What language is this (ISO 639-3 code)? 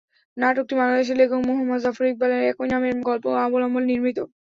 ben